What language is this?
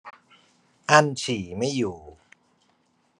Thai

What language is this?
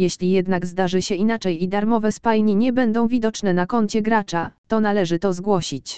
Polish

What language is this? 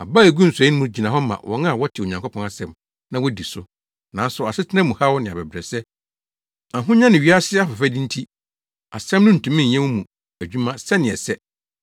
Akan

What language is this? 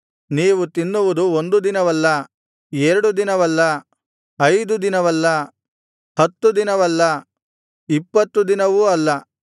Kannada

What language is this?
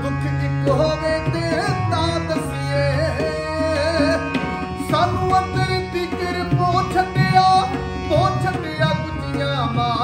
Punjabi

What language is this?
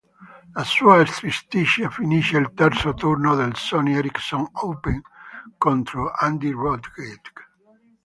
Italian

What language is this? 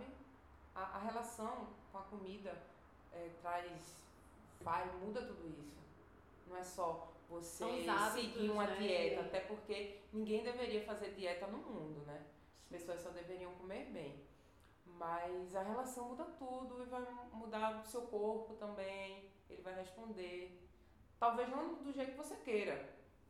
Portuguese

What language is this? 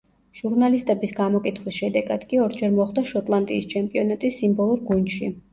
Georgian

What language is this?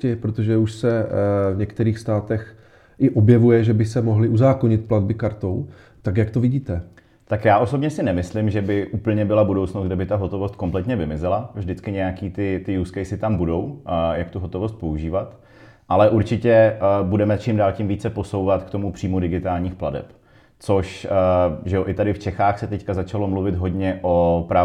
Czech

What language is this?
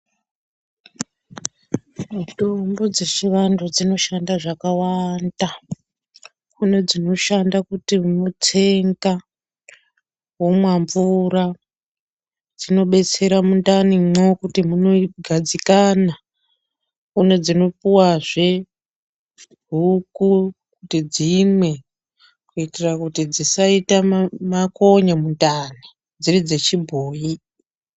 Ndau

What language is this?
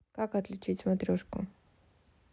Russian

